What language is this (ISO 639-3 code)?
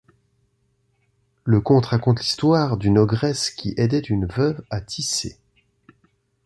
fra